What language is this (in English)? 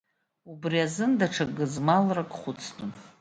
Abkhazian